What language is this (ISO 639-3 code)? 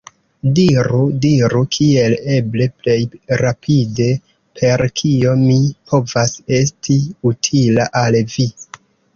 epo